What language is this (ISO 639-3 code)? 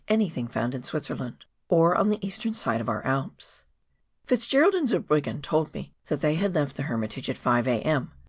eng